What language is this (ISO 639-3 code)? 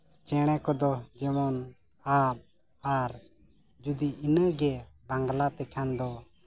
sat